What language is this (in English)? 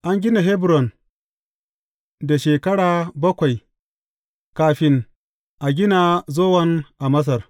Hausa